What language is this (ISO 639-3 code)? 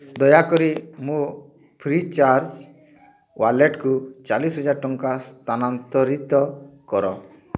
ori